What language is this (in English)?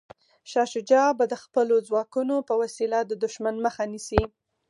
Pashto